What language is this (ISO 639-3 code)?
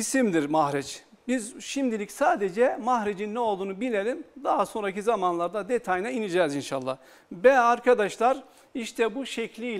tur